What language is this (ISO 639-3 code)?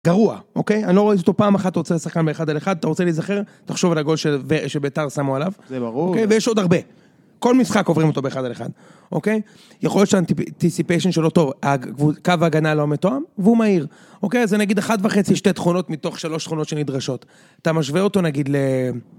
heb